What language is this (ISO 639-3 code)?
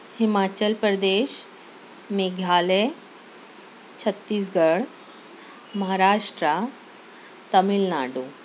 urd